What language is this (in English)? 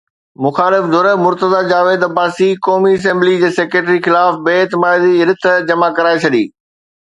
Sindhi